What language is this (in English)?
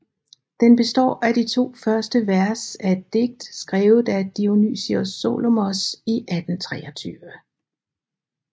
Danish